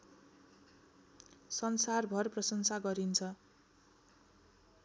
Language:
Nepali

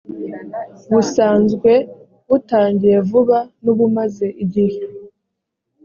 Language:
Kinyarwanda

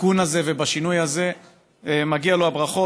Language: Hebrew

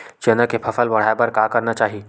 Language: Chhattisgarhi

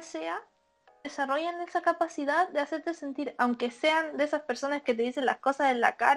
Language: Spanish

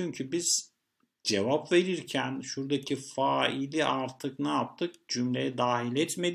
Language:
Turkish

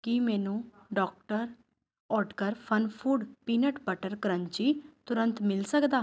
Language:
Punjabi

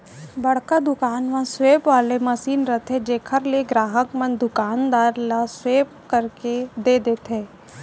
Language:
Chhattisgarhi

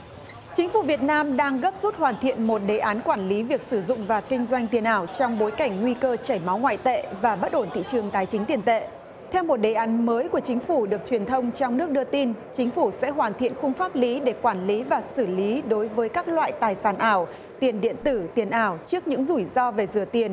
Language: Vietnamese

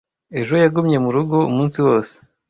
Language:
Kinyarwanda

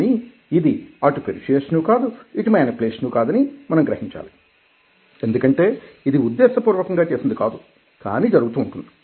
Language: Telugu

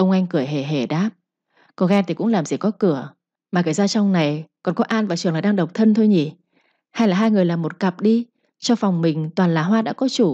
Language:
Vietnamese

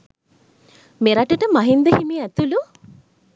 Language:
Sinhala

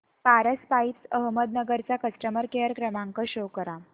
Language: Marathi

